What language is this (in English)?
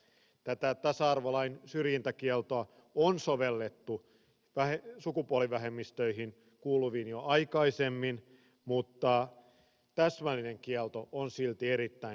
Finnish